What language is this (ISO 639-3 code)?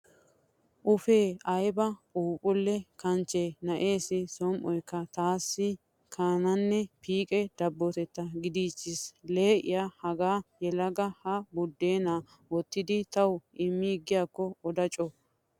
wal